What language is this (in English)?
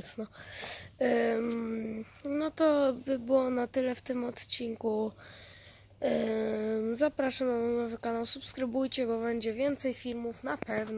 Polish